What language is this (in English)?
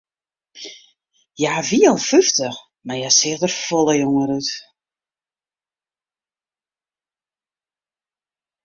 Western Frisian